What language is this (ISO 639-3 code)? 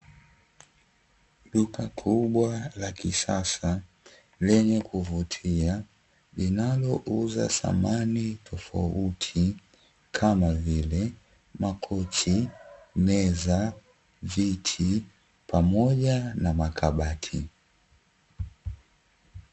swa